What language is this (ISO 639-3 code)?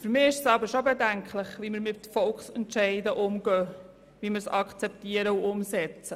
gsw